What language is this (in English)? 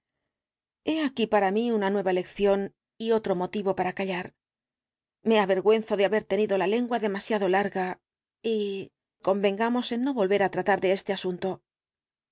Spanish